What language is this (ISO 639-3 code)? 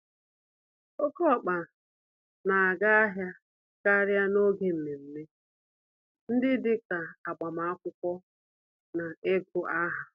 ibo